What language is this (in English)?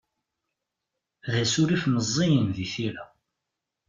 Kabyle